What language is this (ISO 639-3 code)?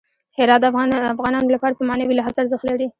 pus